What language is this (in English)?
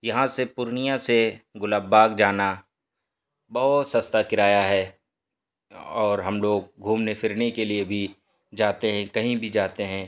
Urdu